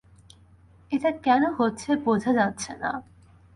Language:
Bangla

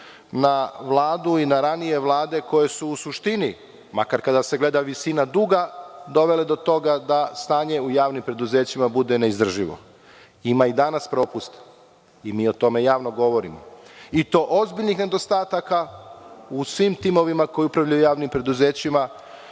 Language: Serbian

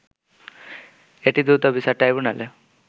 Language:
Bangla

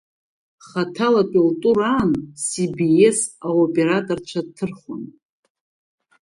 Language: Abkhazian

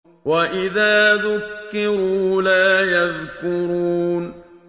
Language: Arabic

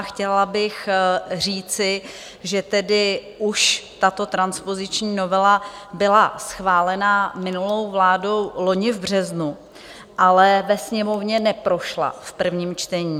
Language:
Czech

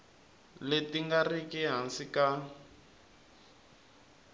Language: Tsonga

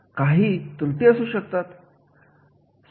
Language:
Marathi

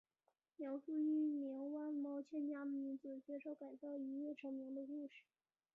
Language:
Chinese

